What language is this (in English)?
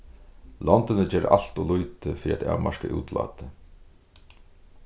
Faroese